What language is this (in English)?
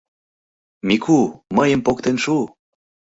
Mari